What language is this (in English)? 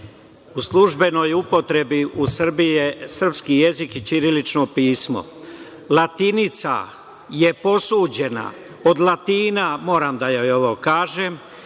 Serbian